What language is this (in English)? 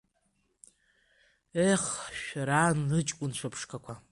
Abkhazian